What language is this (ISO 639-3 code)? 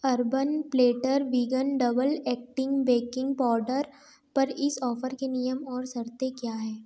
hin